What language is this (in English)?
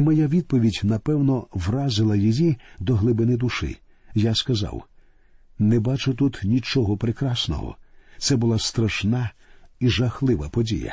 Ukrainian